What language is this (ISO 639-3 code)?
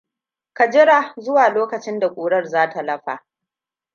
hau